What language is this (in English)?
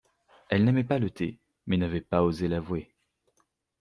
French